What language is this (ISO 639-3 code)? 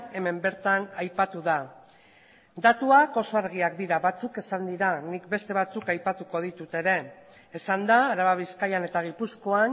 eus